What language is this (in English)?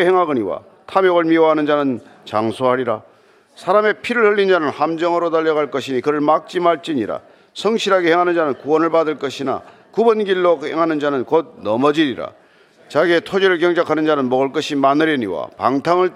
Korean